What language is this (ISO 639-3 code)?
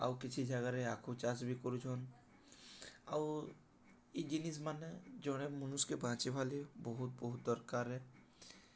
ori